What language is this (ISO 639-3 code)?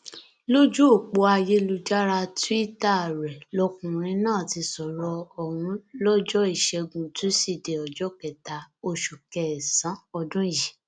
yor